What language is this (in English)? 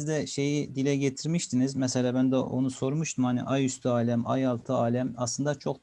Turkish